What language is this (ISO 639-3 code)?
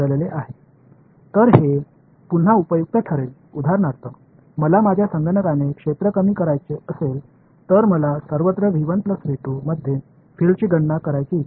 tam